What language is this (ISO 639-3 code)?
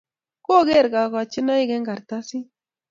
kln